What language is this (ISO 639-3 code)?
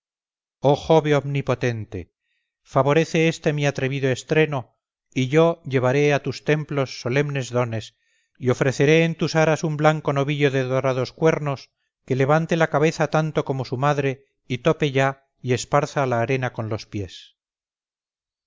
spa